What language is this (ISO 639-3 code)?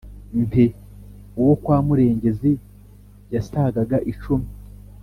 kin